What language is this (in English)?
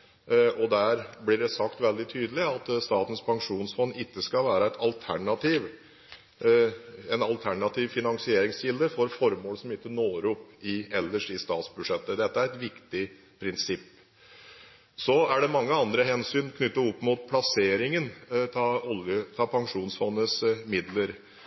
Norwegian Bokmål